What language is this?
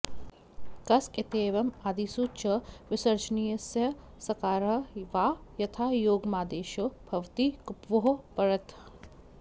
Sanskrit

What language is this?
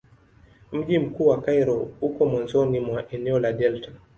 Swahili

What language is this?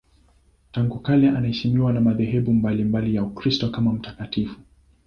Swahili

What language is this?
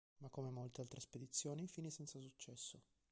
Italian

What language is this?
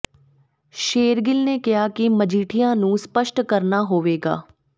Punjabi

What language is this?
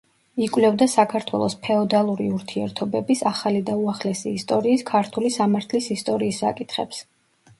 Georgian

